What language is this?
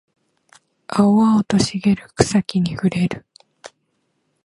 Japanese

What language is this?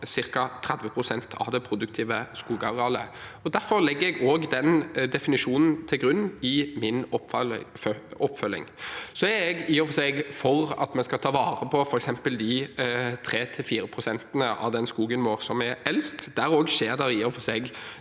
Norwegian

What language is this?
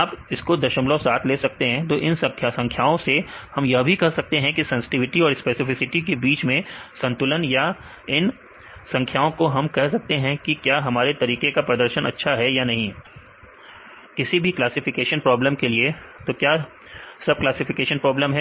Hindi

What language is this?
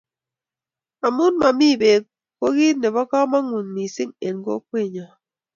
Kalenjin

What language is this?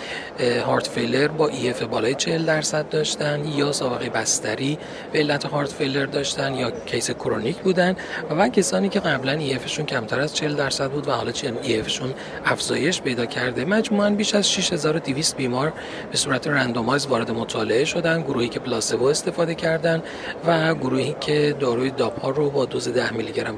Persian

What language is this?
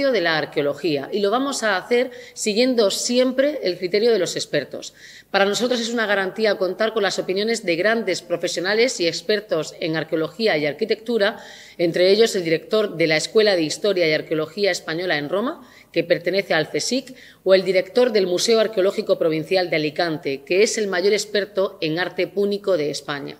Spanish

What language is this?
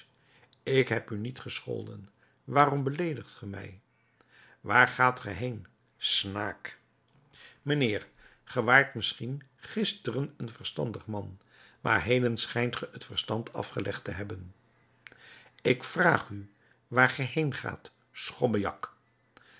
Dutch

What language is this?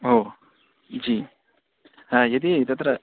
Sanskrit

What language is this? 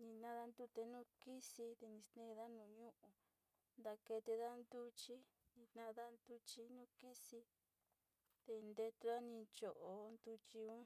Sinicahua Mixtec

